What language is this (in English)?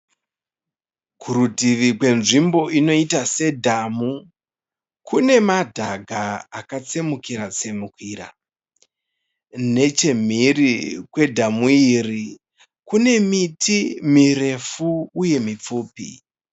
Shona